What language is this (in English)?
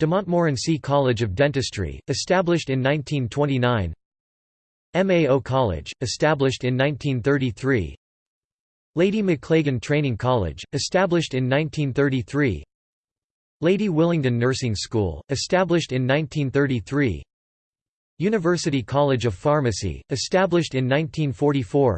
English